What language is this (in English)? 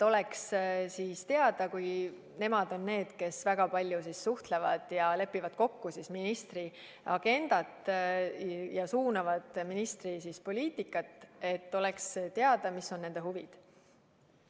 Estonian